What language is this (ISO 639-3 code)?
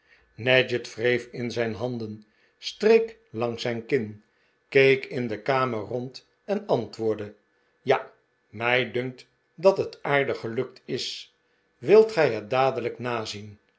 nld